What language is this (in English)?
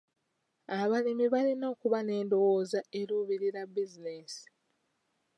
Ganda